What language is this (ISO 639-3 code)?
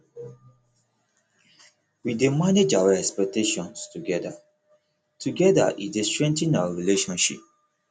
pcm